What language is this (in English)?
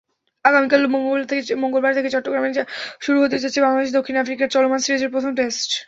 Bangla